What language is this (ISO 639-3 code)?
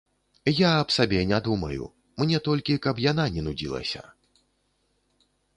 bel